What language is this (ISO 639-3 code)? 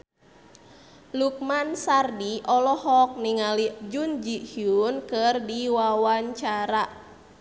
sun